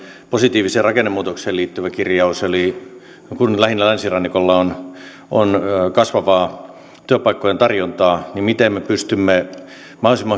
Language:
Finnish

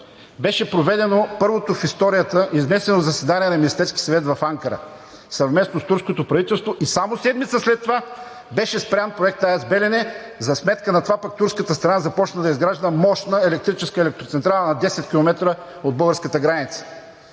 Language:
Bulgarian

